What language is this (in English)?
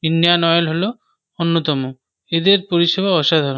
Bangla